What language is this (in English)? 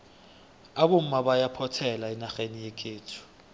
South Ndebele